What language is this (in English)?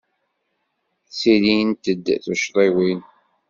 Kabyle